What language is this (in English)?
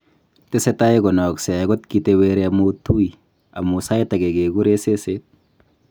Kalenjin